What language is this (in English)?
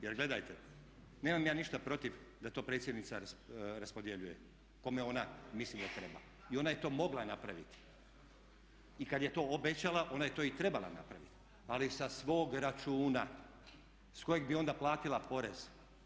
Croatian